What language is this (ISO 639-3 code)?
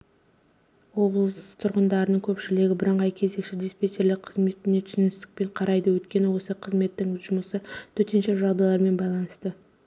kaz